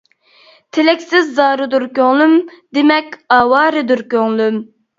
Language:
Uyghur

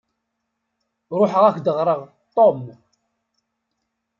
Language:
Kabyle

